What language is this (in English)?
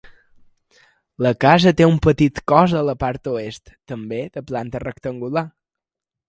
Catalan